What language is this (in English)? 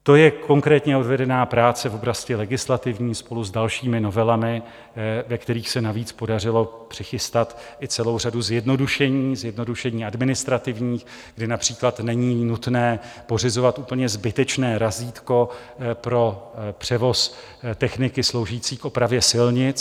Czech